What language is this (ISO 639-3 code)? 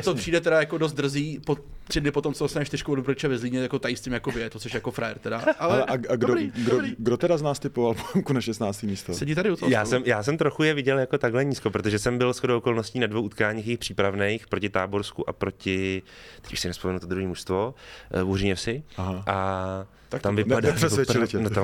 ces